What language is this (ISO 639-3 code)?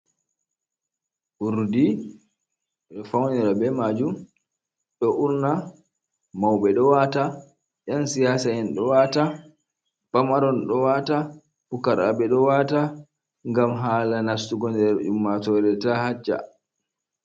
ful